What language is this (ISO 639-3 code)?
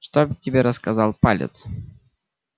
rus